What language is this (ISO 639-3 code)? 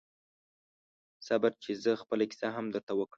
pus